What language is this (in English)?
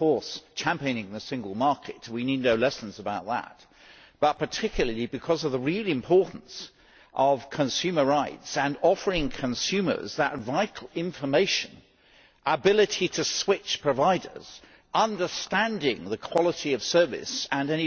English